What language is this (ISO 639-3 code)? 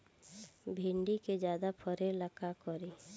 bho